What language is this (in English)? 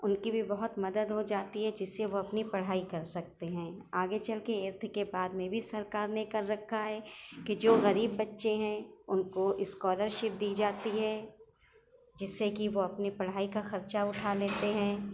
Urdu